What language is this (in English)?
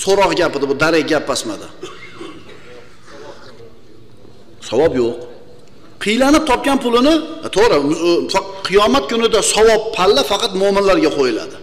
Turkish